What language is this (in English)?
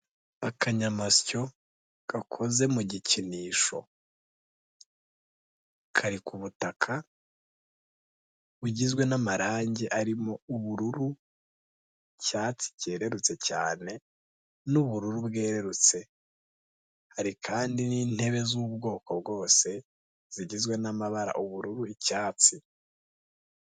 Kinyarwanda